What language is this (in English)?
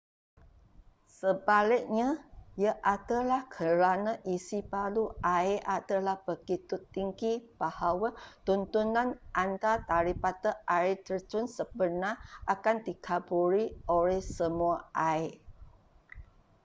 Malay